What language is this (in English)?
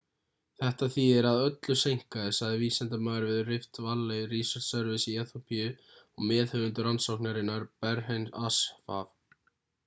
Icelandic